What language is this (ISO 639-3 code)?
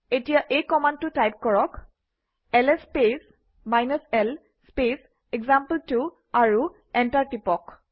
asm